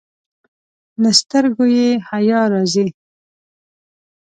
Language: Pashto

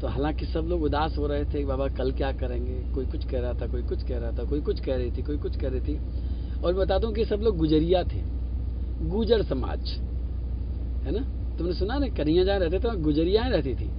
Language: Hindi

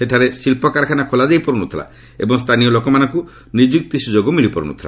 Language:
Odia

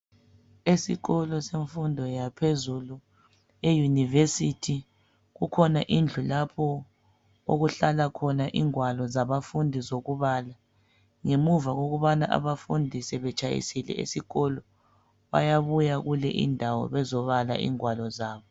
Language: North Ndebele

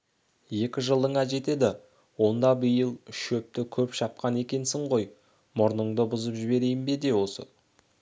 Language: Kazakh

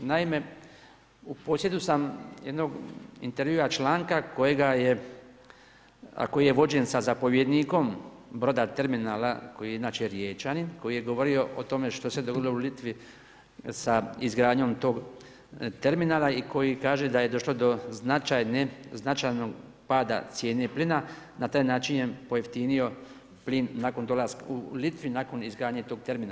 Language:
Croatian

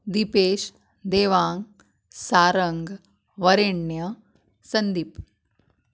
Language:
Konkani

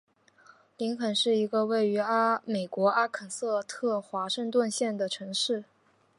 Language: Chinese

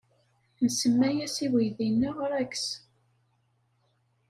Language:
Kabyle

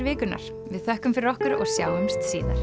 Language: Icelandic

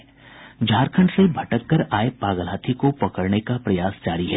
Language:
Hindi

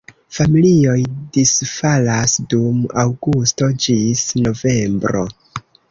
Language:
Esperanto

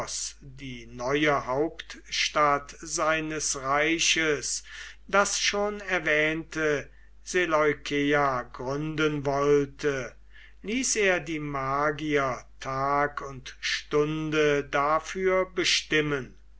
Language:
German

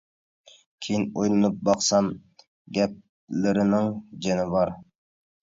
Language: Uyghur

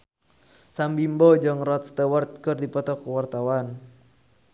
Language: Sundanese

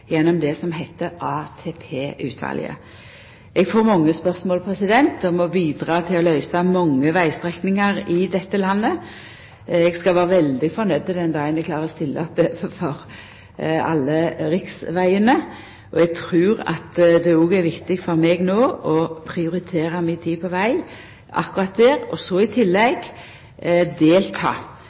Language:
Norwegian Nynorsk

